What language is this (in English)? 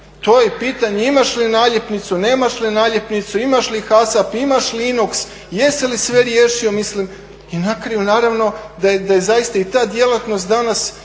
Croatian